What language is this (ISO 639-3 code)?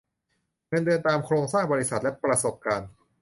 tha